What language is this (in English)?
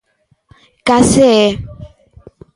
Galician